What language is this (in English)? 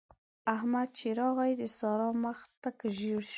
Pashto